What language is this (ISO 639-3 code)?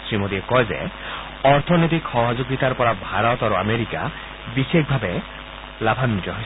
asm